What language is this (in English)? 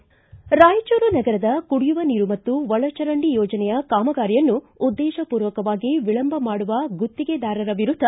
Kannada